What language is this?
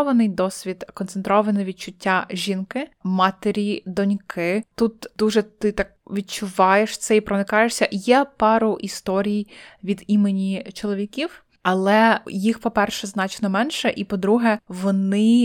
Ukrainian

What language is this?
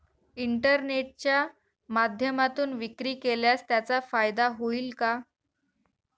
Marathi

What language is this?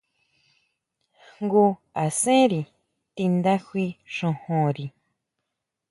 Huautla Mazatec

